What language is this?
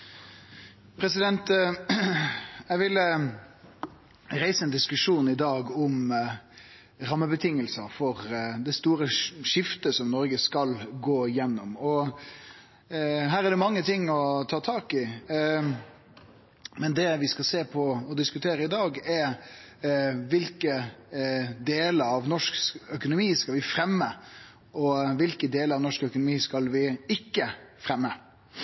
Norwegian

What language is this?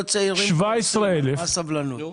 Hebrew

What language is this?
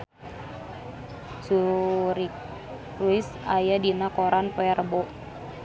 Sundanese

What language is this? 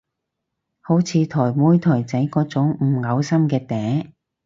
Cantonese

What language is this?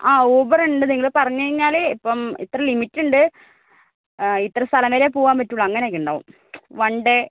Malayalam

